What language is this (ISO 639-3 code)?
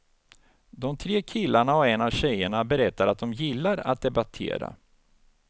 swe